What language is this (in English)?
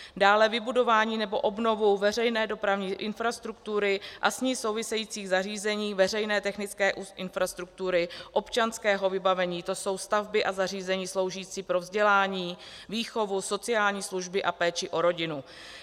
Czech